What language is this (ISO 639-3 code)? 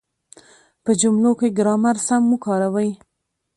pus